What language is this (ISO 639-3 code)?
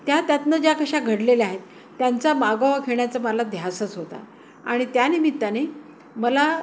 mar